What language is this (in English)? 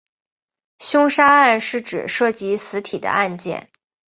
Chinese